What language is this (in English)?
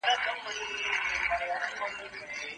Pashto